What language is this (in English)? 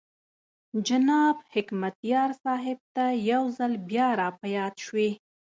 Pashto